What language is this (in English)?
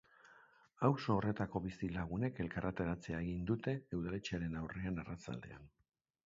Basque